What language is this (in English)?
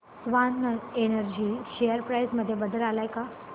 Marathi